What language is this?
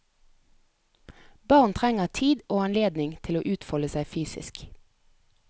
Norwegian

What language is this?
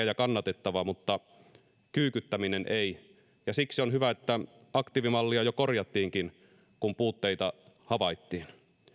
Finnish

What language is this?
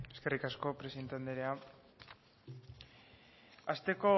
Basque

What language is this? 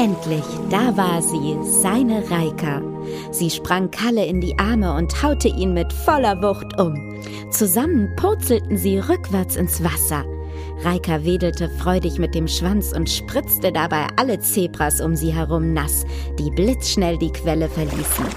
German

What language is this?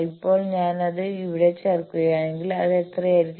Malayalam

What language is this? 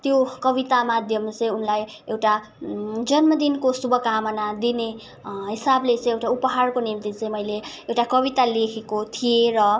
Nepali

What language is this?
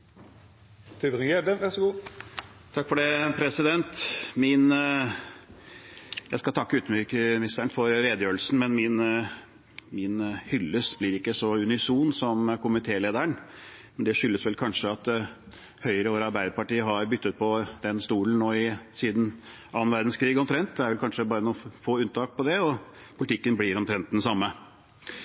Norwegian Bokmål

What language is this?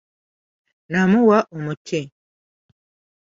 Ganda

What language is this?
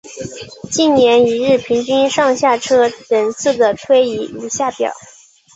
Chinese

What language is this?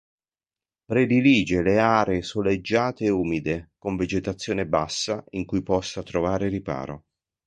Italian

